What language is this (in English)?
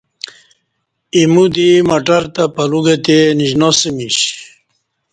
Kati